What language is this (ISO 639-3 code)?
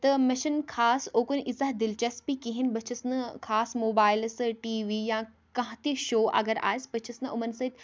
kas